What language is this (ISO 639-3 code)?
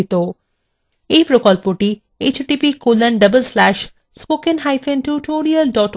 ben